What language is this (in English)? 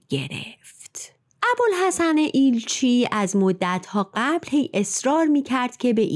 Persian